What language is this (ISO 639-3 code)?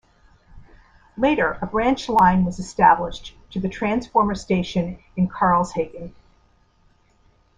eng